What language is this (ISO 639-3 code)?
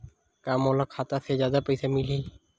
hne